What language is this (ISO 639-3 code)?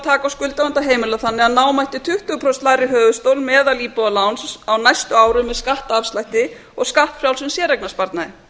isl